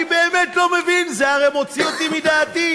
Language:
Hebrew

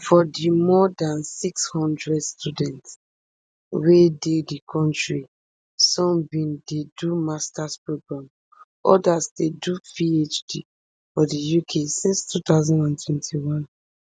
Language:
Nigerian Pidgin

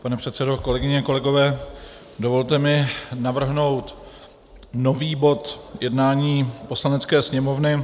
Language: Czech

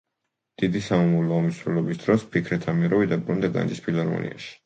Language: Georgian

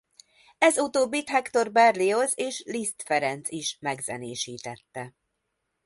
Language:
Hungarian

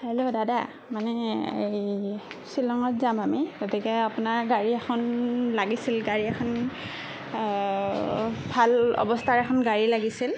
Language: Assamese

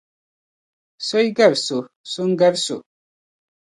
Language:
Dagbani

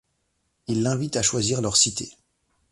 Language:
French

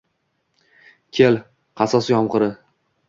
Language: Uzbek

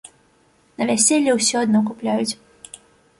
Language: Belarusian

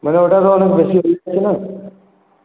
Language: Bangla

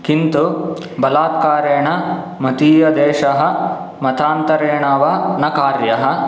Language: Sanskrit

